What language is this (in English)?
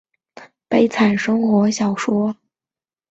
Chinese